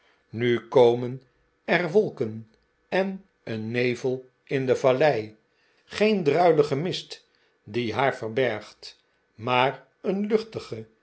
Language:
Dutch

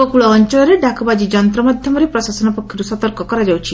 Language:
Odia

